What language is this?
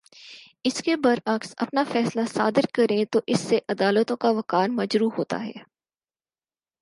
Urdu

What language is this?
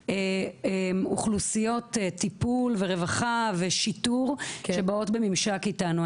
Hebrew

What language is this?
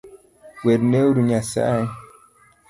Luo (Kenya and Tanzania)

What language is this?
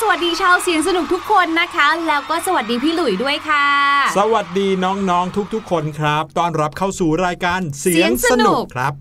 Thai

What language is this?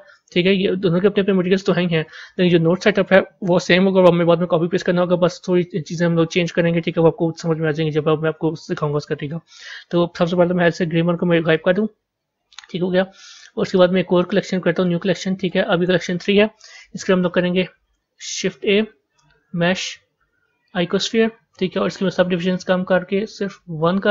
Hindi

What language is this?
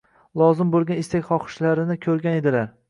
Uzbek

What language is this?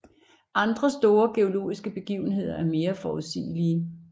Danish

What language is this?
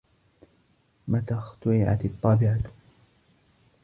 Arabic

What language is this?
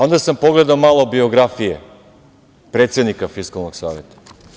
Serbian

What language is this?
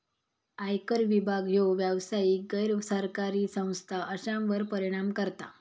Marathi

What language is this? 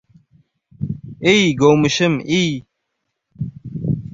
Uzbek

